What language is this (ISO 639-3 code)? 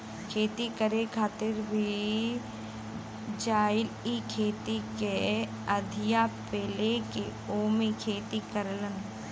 bho